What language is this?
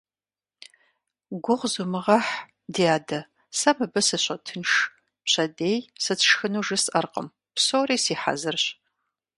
Kabardian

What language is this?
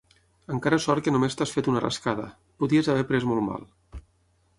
Catalan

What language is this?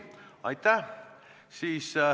Estonian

